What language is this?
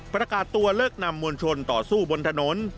Thai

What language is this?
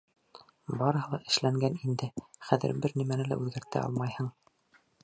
Bashkir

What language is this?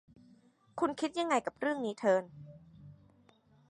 Thai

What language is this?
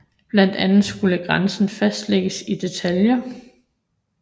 Danish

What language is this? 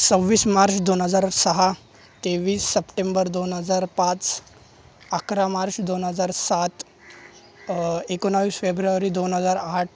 Marathi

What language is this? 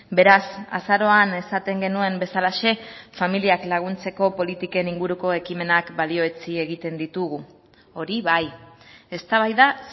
Basque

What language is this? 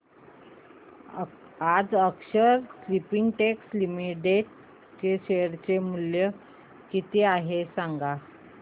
Marathi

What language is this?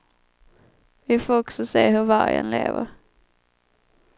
Swedish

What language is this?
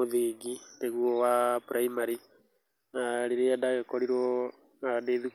Kikuyu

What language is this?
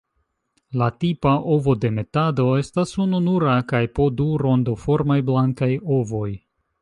Esperanto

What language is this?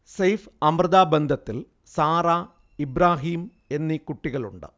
Malayalam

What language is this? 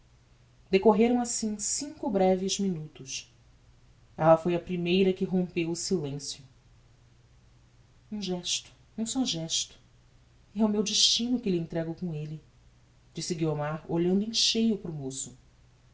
Portuguese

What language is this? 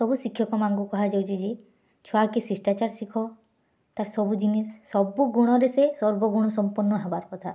Odia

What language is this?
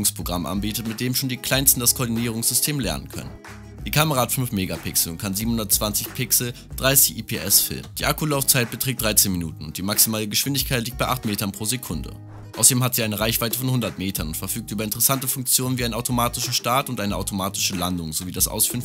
German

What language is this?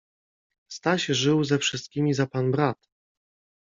Polish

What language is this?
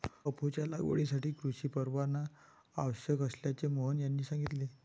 Marathi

